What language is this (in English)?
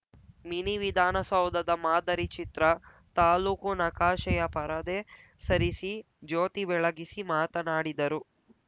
Kannada